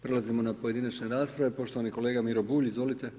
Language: Croatian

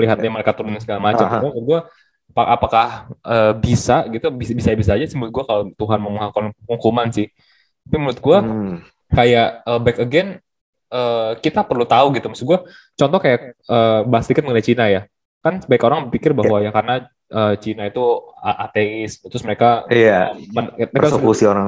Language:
Indonesian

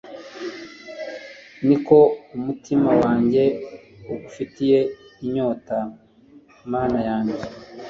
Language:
Kinyarwanda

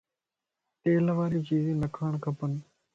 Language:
Lasi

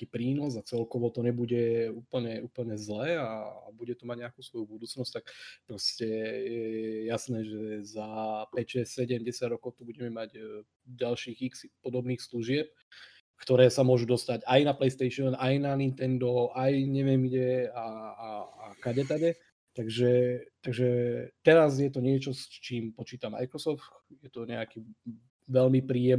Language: Slovak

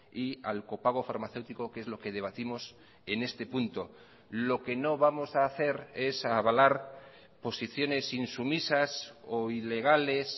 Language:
Spanish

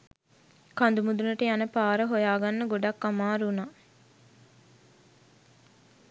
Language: Sinhala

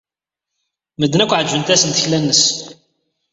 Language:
Kabyle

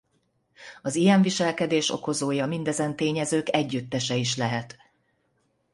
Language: Hungarian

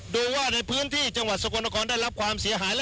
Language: Thai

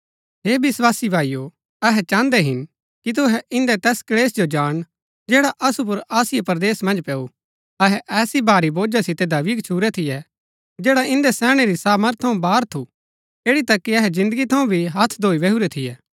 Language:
Gaddi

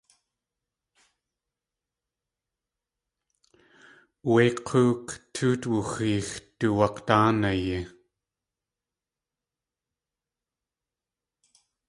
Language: Tlingit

